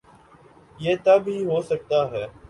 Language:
Urdu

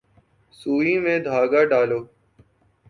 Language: Urdu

